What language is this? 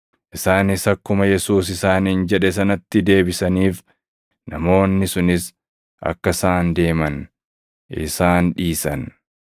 Oromo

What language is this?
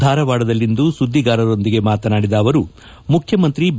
Kannada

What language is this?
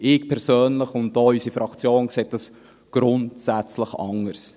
Swiss German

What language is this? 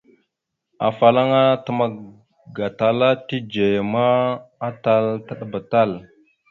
Mada (Cameroon)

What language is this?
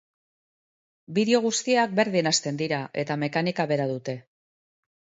Basque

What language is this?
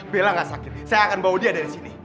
Indonesian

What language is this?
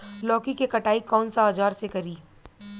Bhojpuri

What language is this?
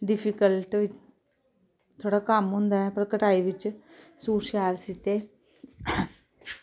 Dogri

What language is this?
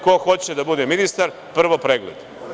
Serbian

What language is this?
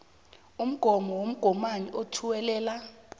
South Ndebele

